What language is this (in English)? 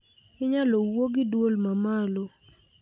Luo (Kenya and Tanzania)